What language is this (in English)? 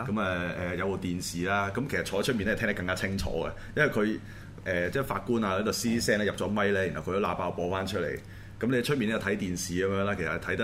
Chinese